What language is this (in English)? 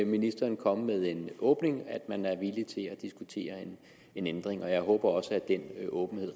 Danish